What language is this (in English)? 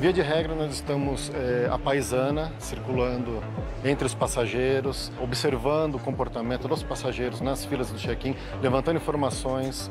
Portuguese